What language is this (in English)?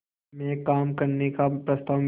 Hindi